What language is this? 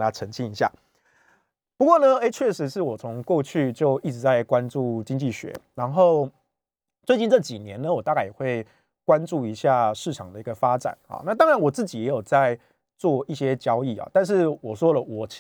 Chinese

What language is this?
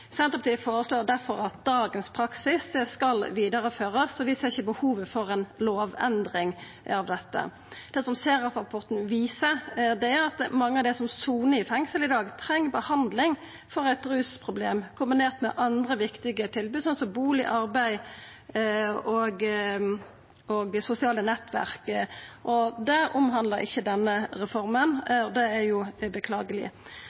Norwegian Nynorsk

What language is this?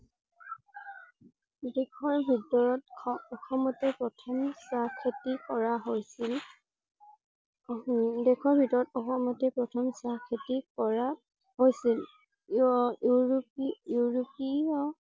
Assamese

